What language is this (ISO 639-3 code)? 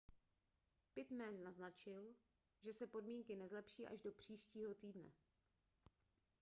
ces